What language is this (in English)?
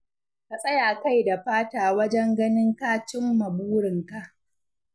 Hausa